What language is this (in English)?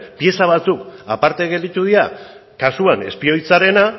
Basque